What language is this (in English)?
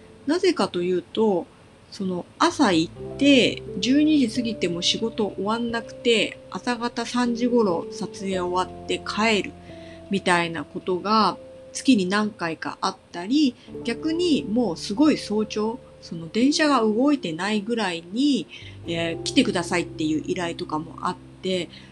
Japanese